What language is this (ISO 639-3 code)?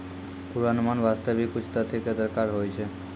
mai